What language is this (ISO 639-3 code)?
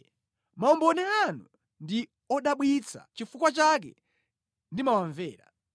nya